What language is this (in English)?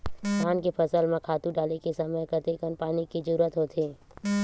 Chhattisgarhi